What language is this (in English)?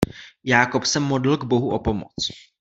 Czech